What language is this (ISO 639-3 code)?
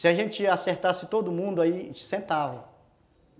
por